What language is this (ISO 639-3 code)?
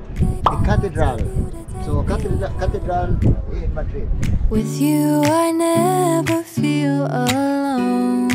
eng